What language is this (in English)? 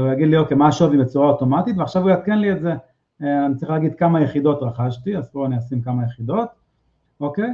Hebrew